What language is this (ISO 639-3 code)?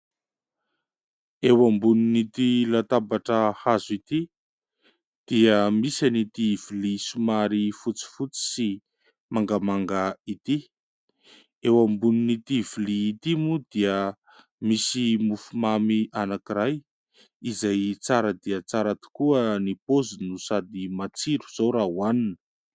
mlg